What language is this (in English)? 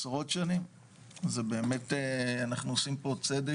Hebrew